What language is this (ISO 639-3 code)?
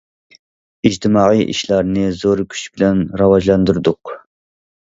uig